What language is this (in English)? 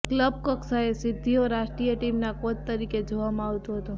Gujarati